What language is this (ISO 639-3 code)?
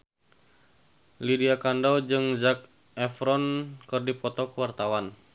sun